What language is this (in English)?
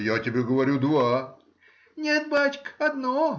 Russian